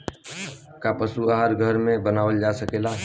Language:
Bhojpuri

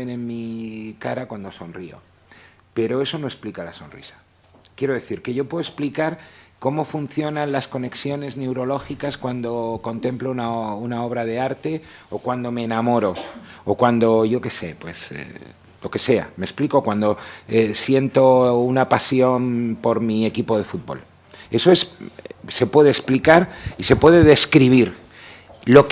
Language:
Spanish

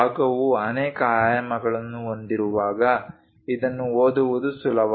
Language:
Kannada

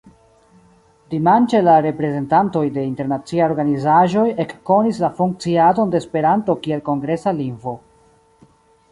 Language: Esperanto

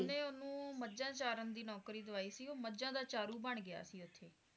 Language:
Punjabi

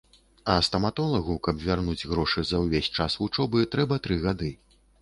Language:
Belarusian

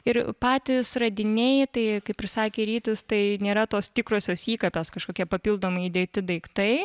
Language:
Lithuanian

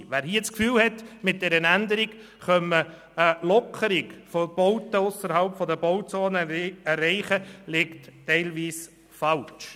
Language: Swiss German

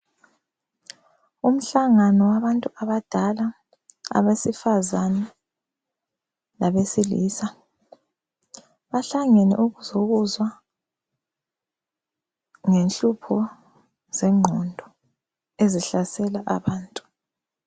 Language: North Ndebele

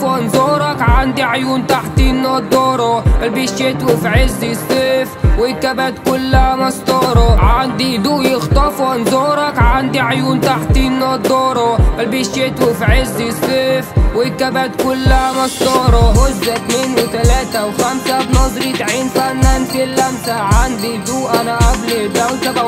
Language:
Arabic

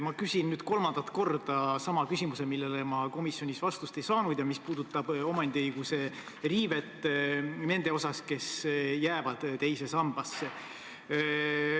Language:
Estonian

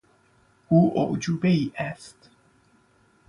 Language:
Persian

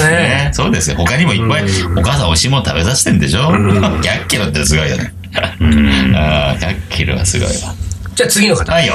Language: Japanese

